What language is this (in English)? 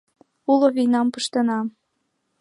Mari